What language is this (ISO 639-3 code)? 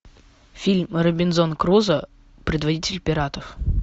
rus